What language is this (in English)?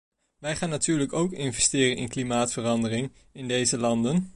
Dutch